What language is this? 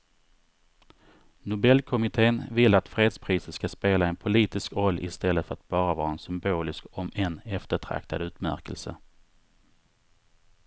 Swedish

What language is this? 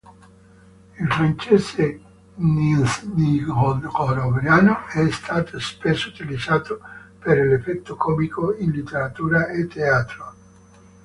Italian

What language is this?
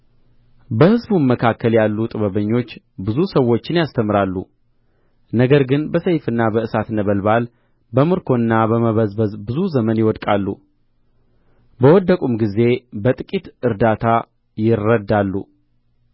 Amharic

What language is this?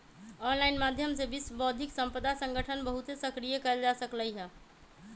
Magahi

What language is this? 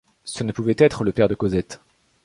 French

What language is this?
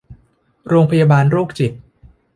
Thai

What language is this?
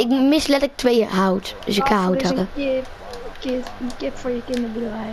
Dutch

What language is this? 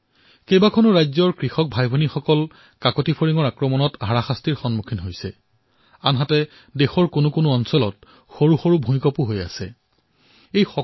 Assamese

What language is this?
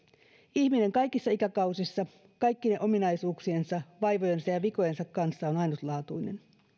Finnish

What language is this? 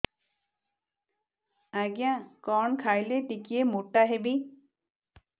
Odia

